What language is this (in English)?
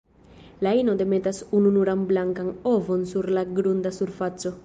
Esperanto